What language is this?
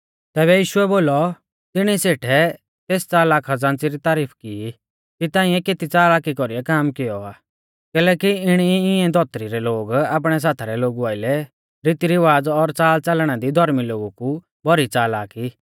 Mahasu Pahari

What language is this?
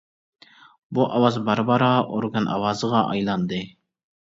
Uyghur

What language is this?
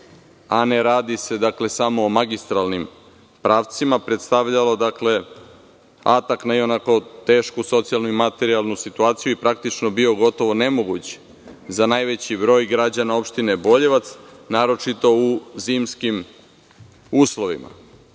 Serbian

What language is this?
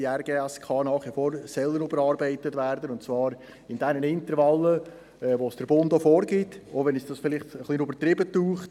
Swiss German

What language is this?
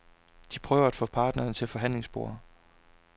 Danish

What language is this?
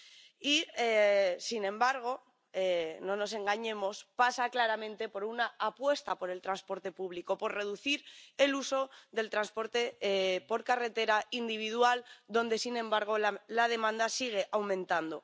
Spanish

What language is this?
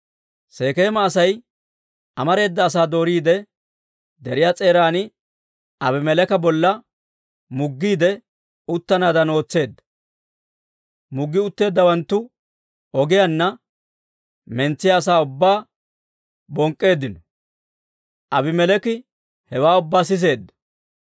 Dawro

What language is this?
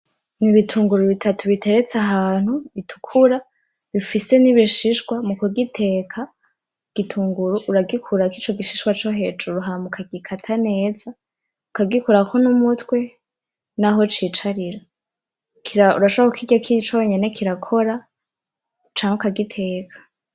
Rundi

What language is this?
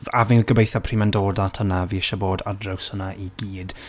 Welsh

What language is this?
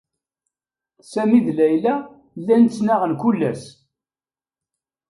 Kabyle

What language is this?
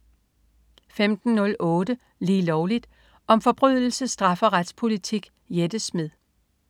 Danish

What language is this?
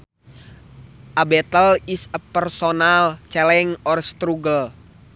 Sundanese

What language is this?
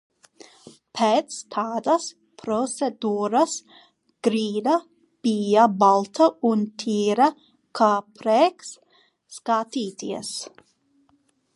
Latvian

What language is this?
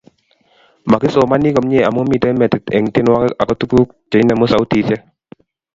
Kalenjin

